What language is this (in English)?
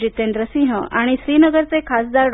Marathi